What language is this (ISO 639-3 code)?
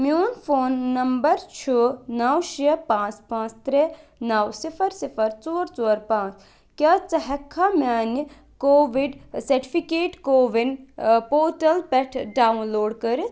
kas